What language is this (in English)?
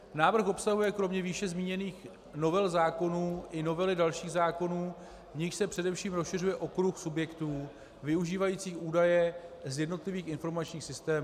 Czech